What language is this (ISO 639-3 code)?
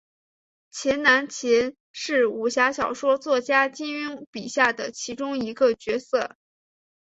zho